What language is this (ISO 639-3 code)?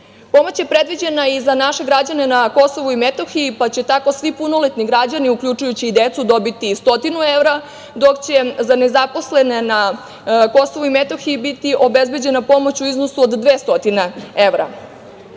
srp